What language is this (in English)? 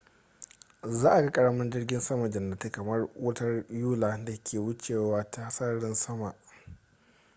Hausa